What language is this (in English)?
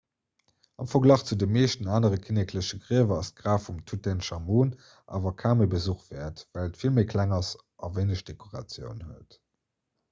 Luxembourgish